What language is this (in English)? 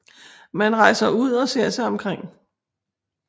Danish